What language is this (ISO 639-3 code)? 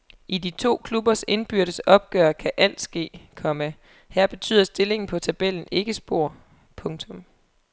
dan